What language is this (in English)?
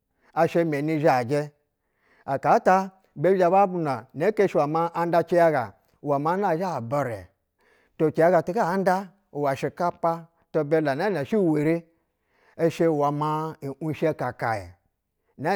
Basa (Nigeria)